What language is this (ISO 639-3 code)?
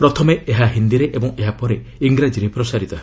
ori